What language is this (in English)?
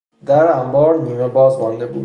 Persian